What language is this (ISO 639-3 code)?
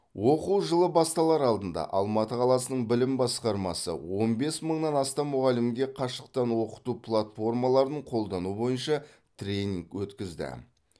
kaz